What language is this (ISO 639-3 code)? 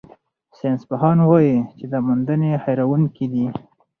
pus